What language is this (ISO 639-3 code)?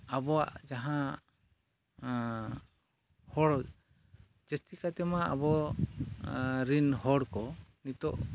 sat